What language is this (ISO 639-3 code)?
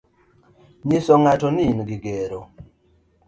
luo